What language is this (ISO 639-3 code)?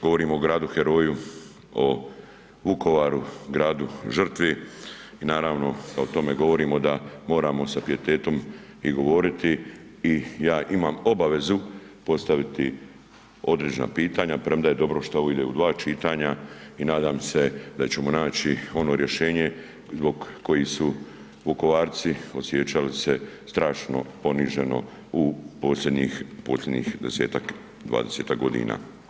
hrv